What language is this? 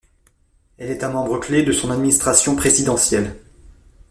French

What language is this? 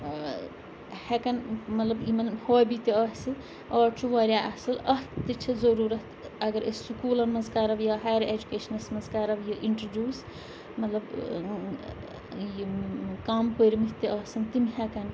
Kashmiri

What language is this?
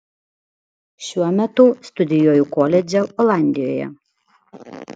Lithuanian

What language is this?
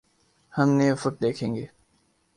Urdu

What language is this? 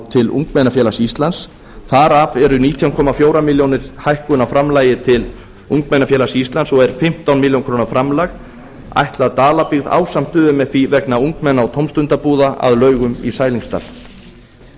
Icelandic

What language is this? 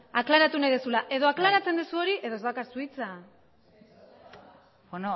Basque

